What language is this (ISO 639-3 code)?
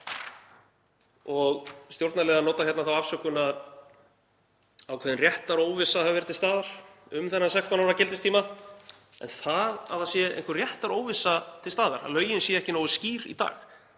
isl